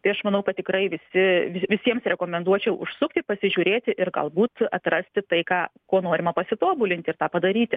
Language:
Lithuanian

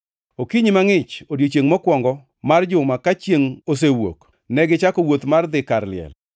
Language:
Luo (Kenya and Tanzania)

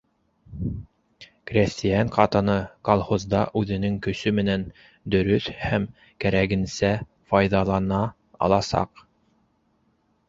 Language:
Bashkir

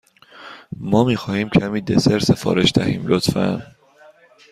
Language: Persian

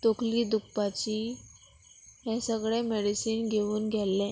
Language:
Konkani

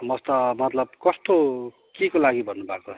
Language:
Nepali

